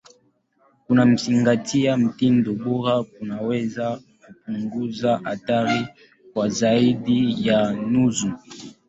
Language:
Swahili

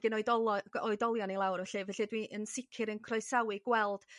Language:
Welsh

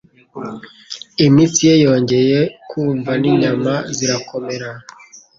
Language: Kinyarwanda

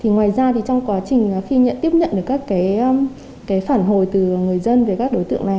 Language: Vietnamese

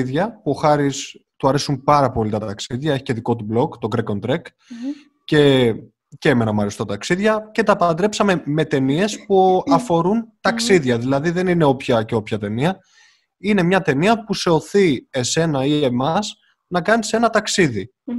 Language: Greek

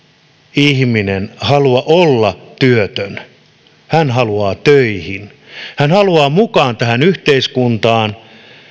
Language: Finnish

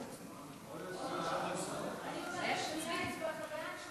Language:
Hebrew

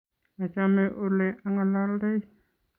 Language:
Kalenjin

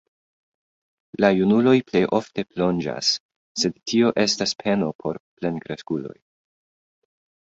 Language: Esperanto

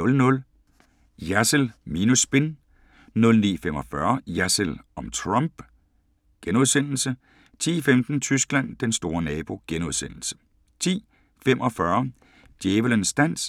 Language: Danish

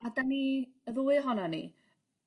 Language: Welsh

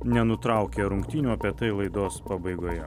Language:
Lithuanian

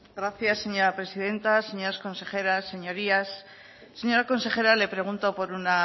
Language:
Spanish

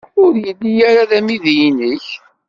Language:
Kabyle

